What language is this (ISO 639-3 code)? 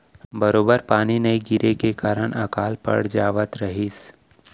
hne